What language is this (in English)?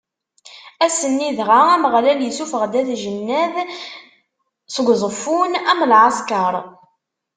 Kabyle